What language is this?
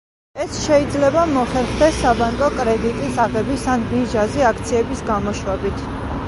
Georgian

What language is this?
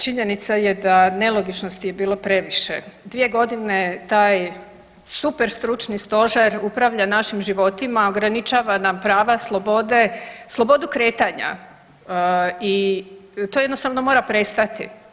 Croatian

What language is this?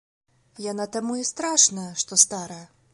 Belarusian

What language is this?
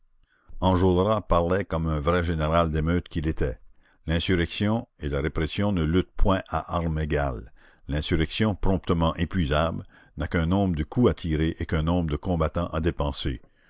French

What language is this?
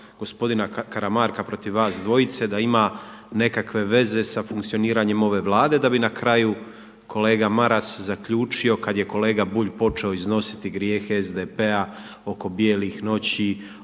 Croatian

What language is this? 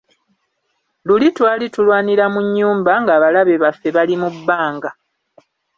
Ganda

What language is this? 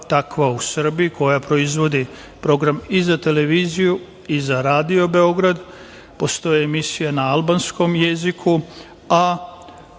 Serbian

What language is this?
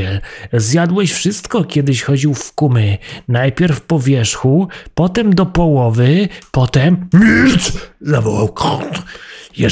Polish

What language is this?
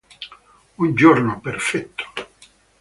Italian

